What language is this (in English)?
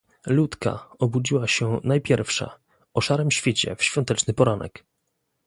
Polish